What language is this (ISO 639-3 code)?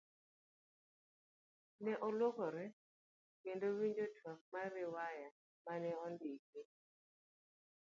luo